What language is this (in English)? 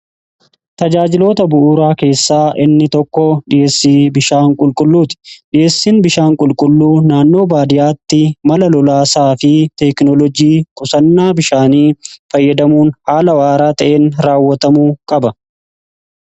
Oromo